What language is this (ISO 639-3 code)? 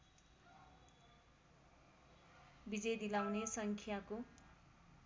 nep